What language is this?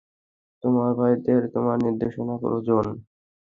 Bangla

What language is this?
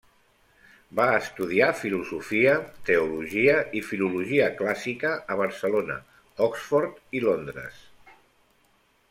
Catalan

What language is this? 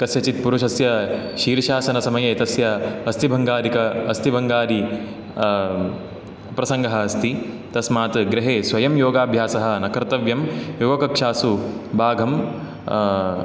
Sanskrit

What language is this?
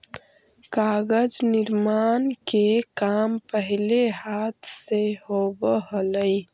Magahi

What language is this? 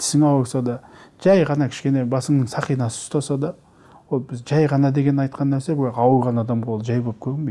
Turkish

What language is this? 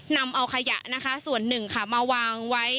Thai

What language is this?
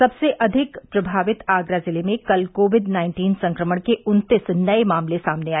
Hindi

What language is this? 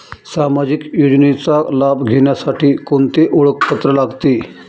Marathi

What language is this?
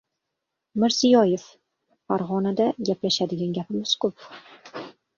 Uzbek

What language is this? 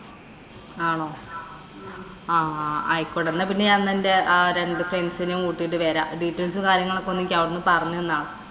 Malayalam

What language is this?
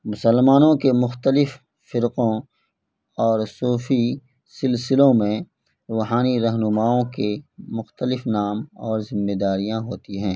Urdu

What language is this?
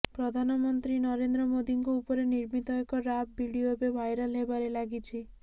Odia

